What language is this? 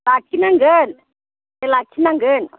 Bodo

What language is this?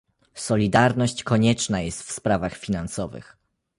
Polish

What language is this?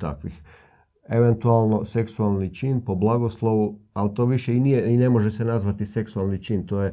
Croatian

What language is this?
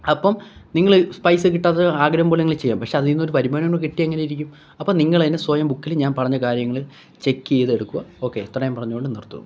Malayalam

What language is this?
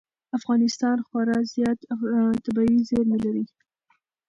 Pashto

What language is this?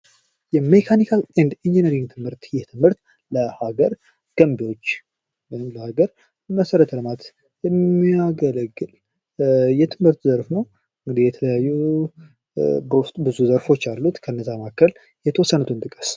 Amharic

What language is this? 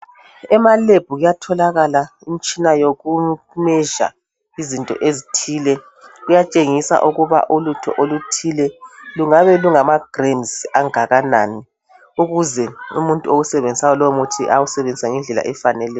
North Ndebele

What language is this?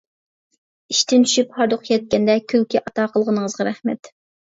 Uyghur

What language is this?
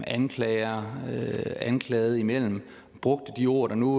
Danish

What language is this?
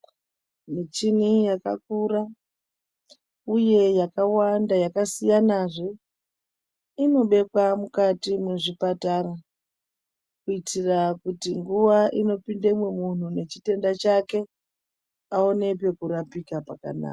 Ndau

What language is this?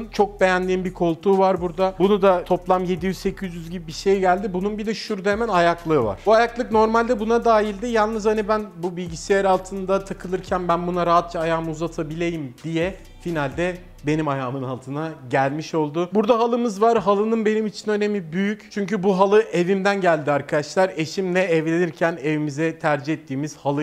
Turkish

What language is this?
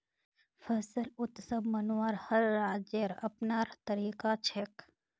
Magahi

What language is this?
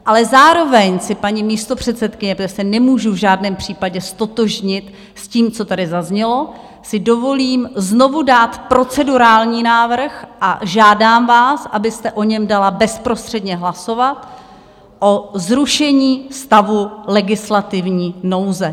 Czech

